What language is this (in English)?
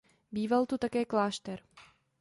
Czech